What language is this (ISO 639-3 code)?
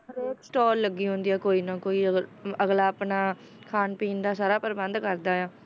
pan